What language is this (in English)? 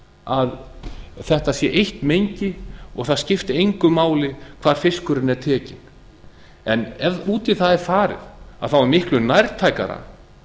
Icelandic